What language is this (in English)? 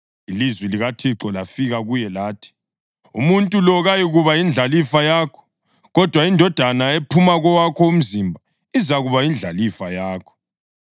North Ndebele